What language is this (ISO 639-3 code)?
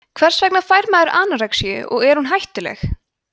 isl